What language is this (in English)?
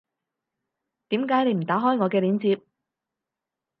Cantonese